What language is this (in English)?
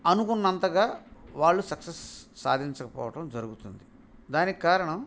Telugu